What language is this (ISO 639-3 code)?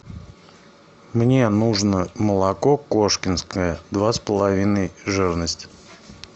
rus